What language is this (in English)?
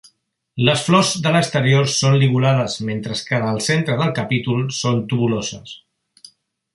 Catalan